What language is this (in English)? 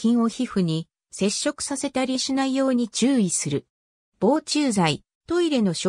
Japanese